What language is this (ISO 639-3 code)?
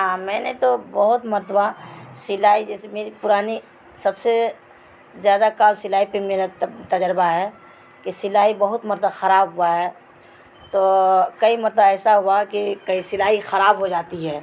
urd